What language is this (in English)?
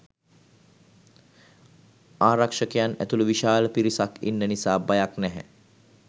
Sinhala